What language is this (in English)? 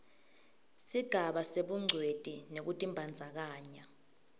Swati